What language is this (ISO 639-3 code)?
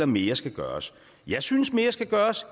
dan